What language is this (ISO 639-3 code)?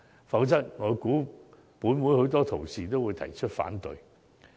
yue